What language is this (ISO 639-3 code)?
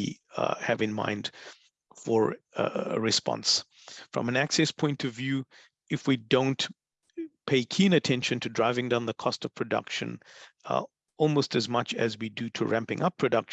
eng